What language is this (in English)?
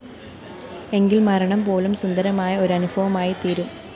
Malayalam